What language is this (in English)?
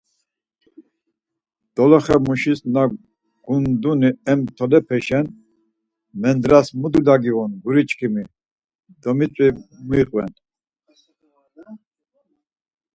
Laz